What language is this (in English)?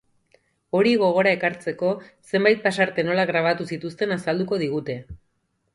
Basque